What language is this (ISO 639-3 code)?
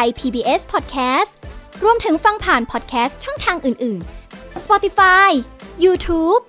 tha